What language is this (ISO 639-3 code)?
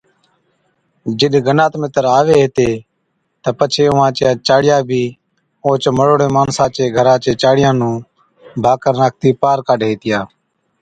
odk